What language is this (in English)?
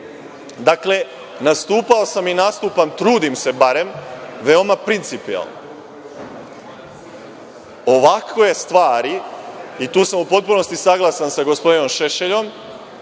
Serbian